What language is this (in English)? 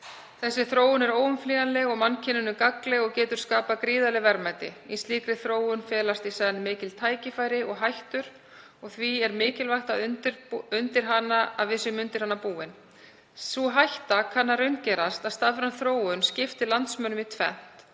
Icelandic